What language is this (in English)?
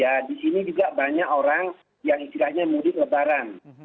Indonesian